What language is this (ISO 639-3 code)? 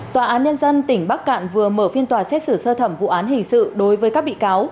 vie